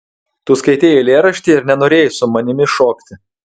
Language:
Lithuanian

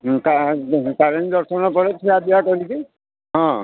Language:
Odia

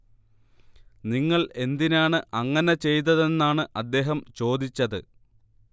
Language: Malayalam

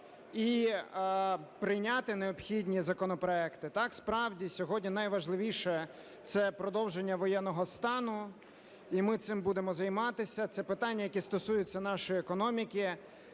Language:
Ukrainian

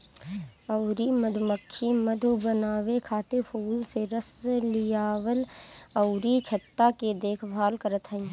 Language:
Bhojpuri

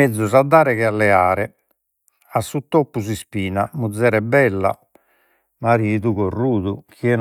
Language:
Sardinian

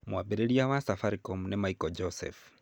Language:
Kikuyu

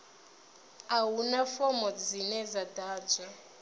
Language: Venda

